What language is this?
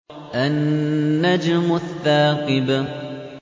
Arabic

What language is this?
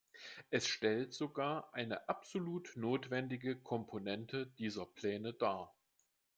German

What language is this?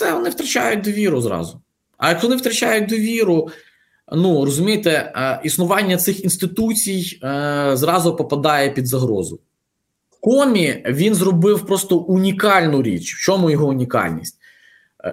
Ukrainian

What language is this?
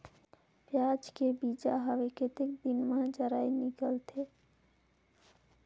Chhattisgarhi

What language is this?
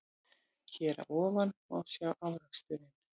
Icelandic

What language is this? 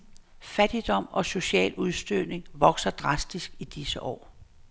Danish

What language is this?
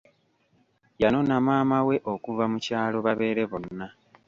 Ganda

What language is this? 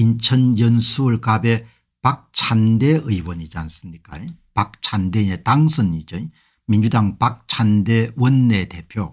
Korean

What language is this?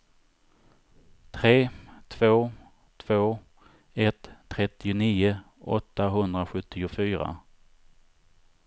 Swedish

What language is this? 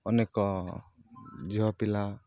Odia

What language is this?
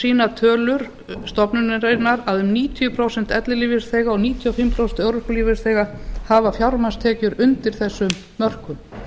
Icelandic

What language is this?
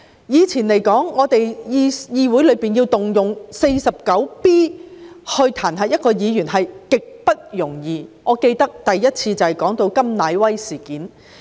Cantonese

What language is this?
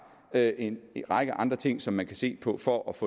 Danish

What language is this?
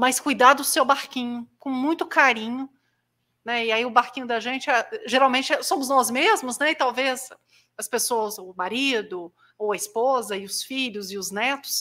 Portuguese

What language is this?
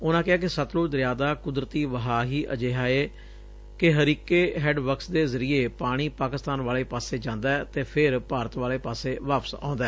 Punjabi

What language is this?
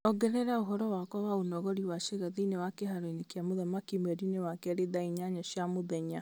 Kikuyu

